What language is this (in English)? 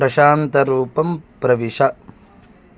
Sanskrit